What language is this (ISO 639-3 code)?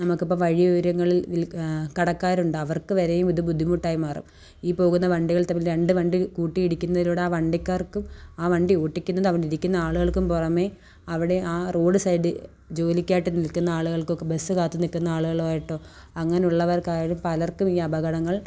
mal